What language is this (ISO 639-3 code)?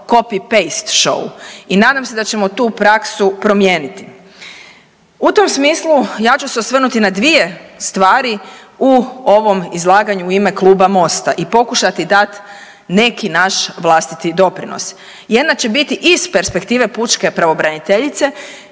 hrv